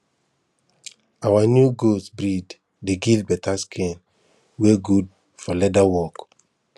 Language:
Nigerian Pidgin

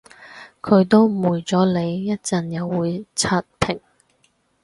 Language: Cantonese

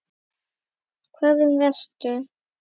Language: Icelandic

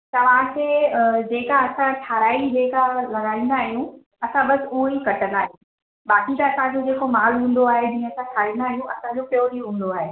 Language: Sindhi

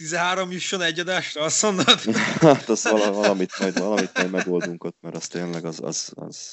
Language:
Hungarian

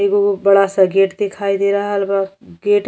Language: Bhojpuri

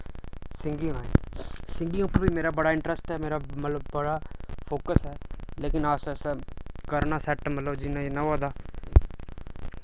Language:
Dogri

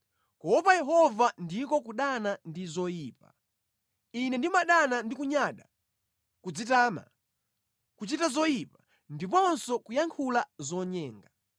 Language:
Nyanja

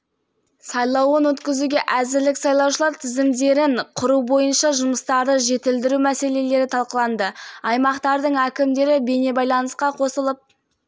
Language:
Kazakh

